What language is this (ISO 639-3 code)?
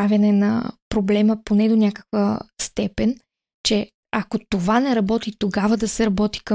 bul